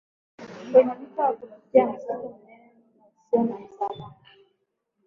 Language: Swahili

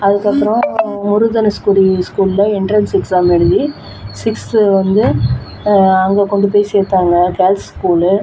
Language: Tamil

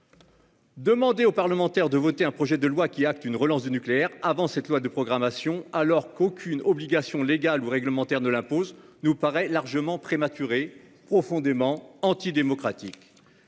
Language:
French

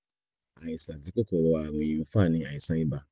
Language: Yoruba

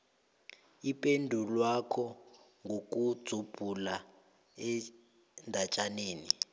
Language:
South Ndebele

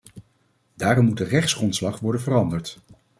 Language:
Dutch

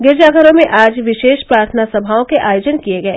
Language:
Hindi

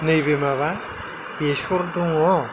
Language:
Bodo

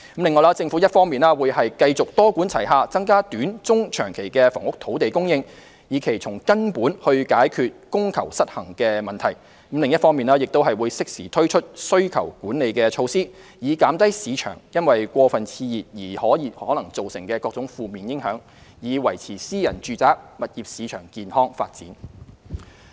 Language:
Cantonese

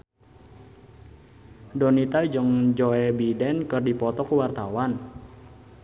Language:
Sundanese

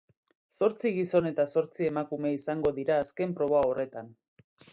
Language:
Basque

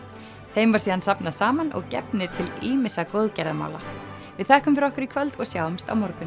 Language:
Icelandic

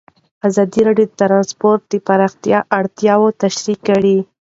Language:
Pashto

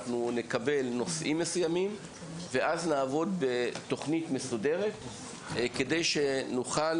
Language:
Hebrew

